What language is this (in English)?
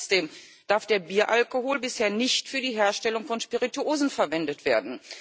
German